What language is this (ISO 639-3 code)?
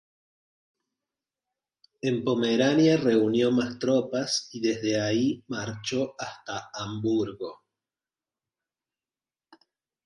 spa